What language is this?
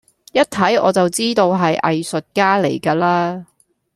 Cantonese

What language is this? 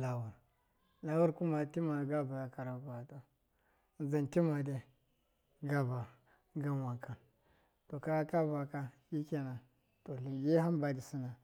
Miya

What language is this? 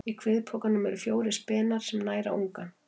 Icelandic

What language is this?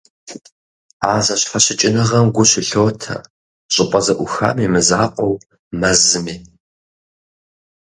Kabardian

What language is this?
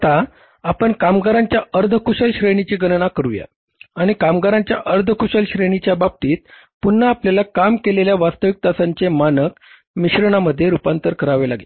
Marathi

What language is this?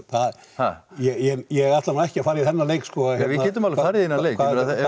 Icelandic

